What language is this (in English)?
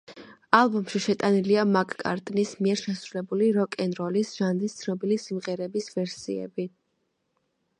Georgian